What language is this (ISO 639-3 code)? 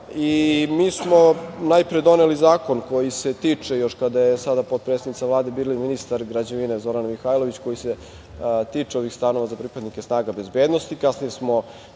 srp